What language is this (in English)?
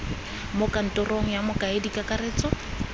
Tswana